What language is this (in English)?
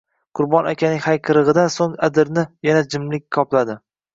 Uzbek